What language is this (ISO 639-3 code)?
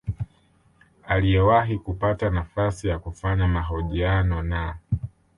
swa